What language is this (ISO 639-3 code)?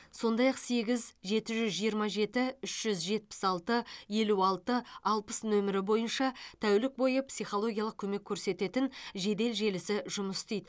kaz